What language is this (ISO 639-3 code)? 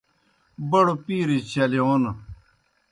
plk